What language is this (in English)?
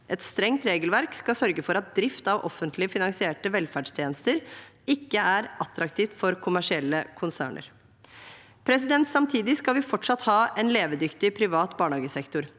Norwegian